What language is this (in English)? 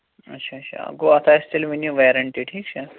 Kashmiri